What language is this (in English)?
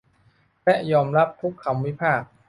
Thai